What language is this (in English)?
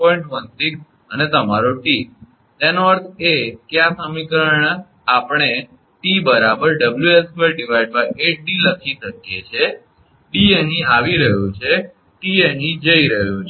Gujarati